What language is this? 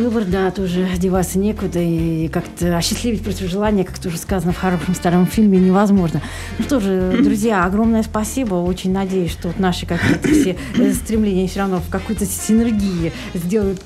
Russian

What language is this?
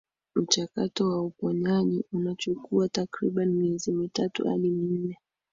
Swahili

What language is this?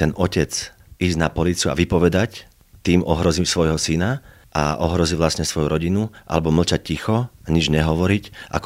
Slovak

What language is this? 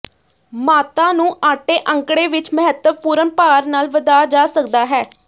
Punjabi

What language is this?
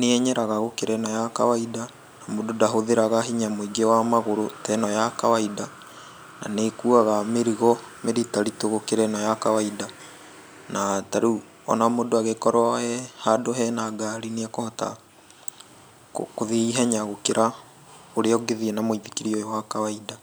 Kikuyu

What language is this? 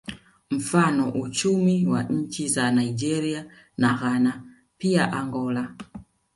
Swahili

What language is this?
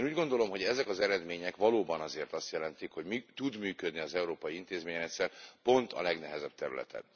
Hungarian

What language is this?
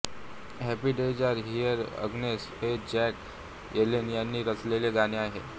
Marathi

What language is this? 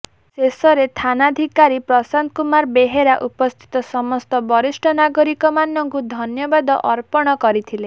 Odia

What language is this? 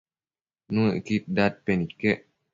Matsés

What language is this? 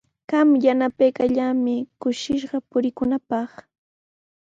Sihuas Ancash Quechua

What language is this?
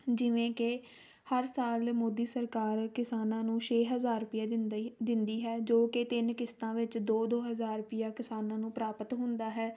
Punjabi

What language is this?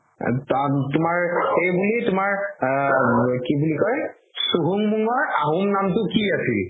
Assamese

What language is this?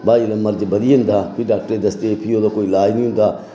Dogri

